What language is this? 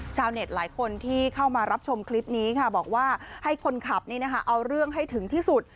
Thai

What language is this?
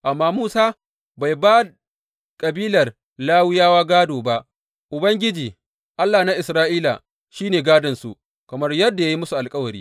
Hausa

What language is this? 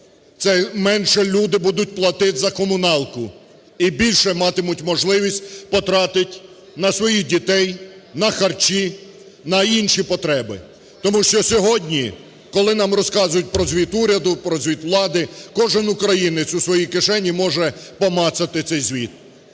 Ukrainian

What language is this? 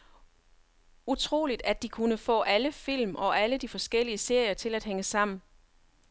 Danish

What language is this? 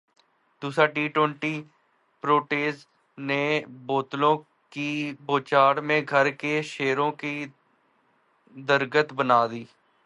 Urdu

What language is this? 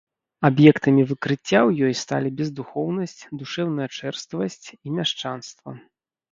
Belarusian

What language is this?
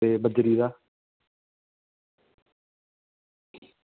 Dogri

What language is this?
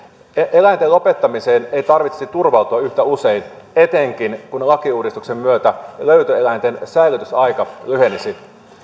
Finnish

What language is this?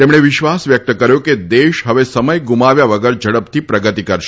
Gujarati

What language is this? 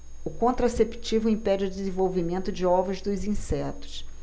Portuguese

